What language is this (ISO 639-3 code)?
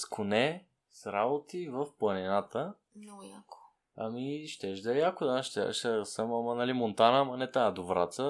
bul